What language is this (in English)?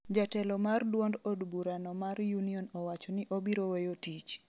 Luo (Kenya and Tanzania)